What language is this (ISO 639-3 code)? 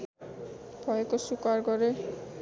nep